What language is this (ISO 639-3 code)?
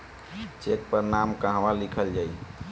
bho